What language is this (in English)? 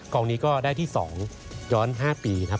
Thai